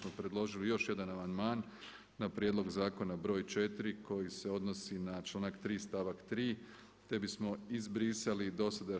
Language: Croatian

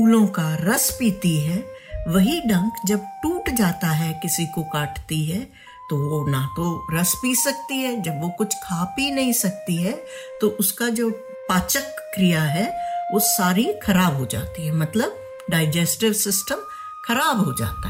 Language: Hindi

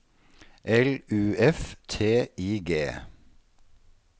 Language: Norwegian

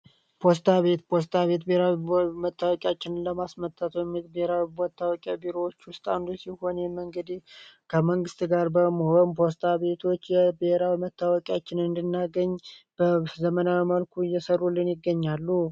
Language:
Amharic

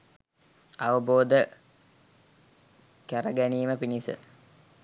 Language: Sinhala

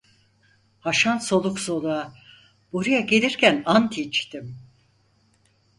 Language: Turkish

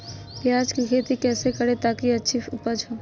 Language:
Magahi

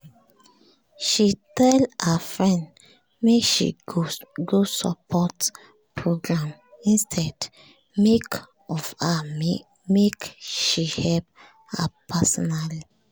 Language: Nigerian Pidgin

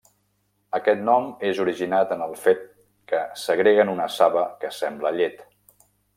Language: Catalan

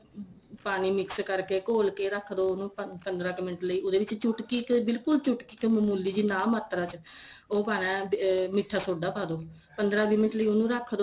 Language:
Punjabi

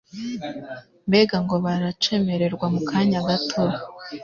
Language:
Kinyarwanda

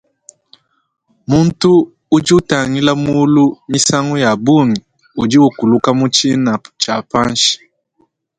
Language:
Luba-Lulua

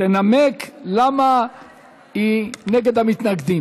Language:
Hebrew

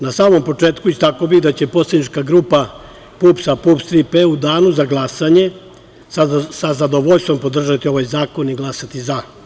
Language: Serbian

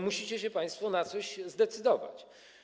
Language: Polish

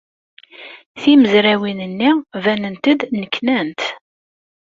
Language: Kabyle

